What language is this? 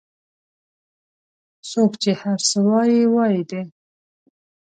Pashto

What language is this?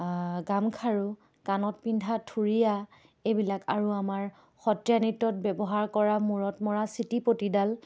Assamese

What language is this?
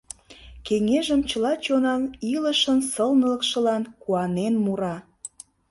Mari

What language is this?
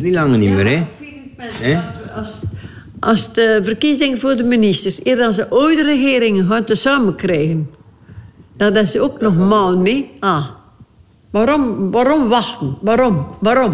Dutch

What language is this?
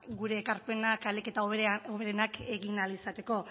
Basque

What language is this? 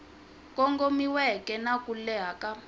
Tsonga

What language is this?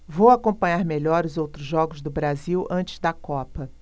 Portuguese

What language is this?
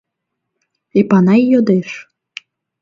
Mari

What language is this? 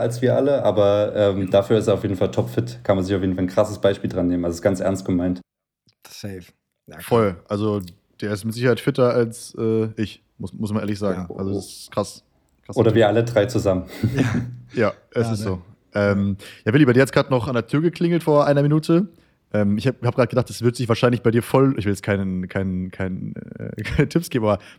German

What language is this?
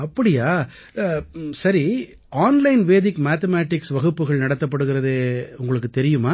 Tamil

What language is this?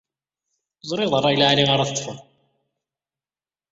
Kabyle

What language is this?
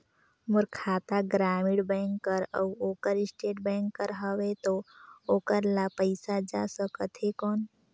Chhattisgarhi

